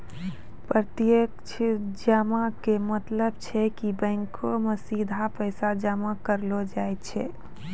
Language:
Maithili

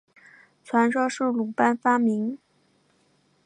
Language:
Chinese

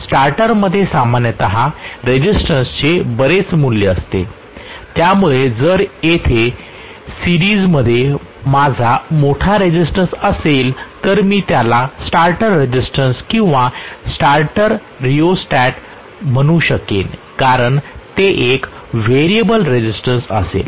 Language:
Marathi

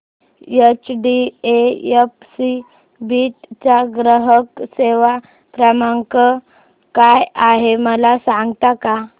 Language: Marathi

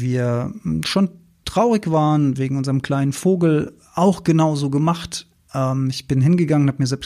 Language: German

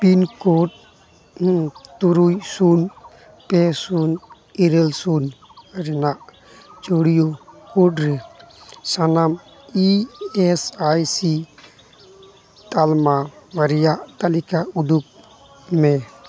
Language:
Santali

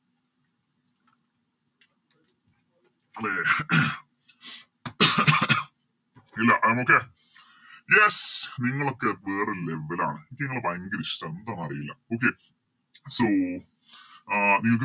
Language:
Malayalam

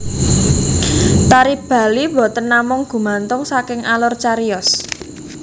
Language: Javanese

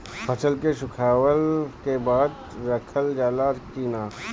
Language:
Bhojpuri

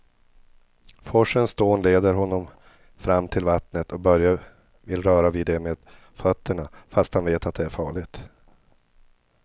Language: Swedish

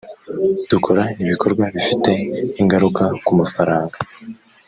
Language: Kinyarwanda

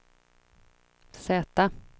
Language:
Swedish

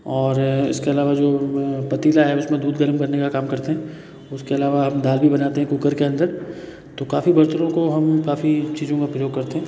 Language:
Hindi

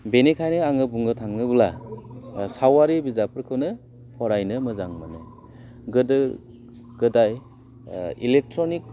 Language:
Bodo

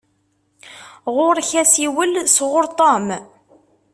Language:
Kabyle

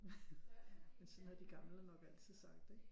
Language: Danish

